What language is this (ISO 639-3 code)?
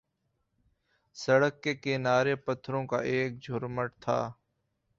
urd